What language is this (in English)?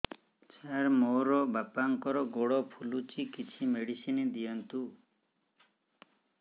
Odia